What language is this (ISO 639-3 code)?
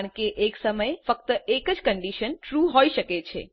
guj